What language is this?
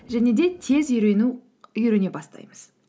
Kazakh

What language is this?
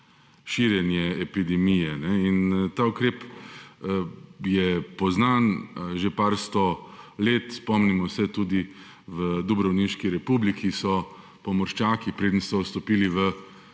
Slovenian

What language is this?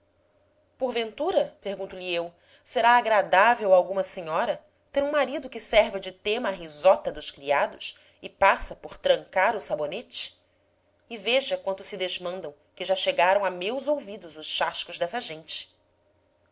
Portuguese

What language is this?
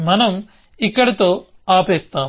Telugu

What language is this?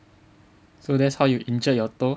English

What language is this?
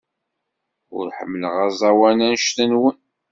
Kabyle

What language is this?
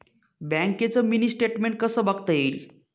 Marathi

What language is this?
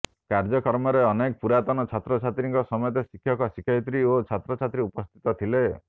Odia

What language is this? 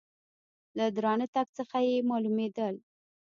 Pashto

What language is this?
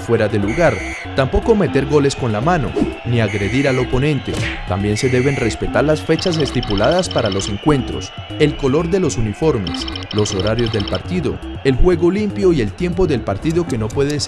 Spanish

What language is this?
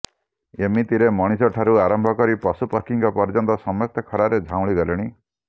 Odia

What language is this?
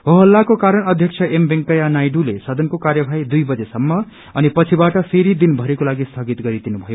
Nepali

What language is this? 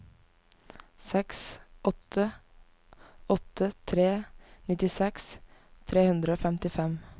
Norwegian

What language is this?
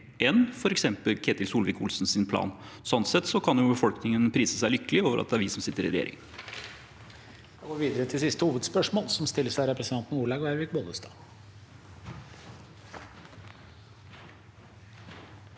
Norwegian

